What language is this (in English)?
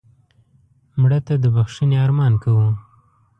Pashto